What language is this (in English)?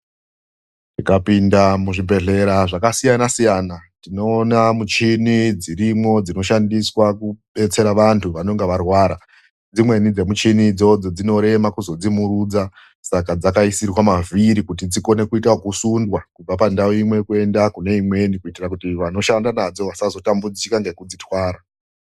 Ndau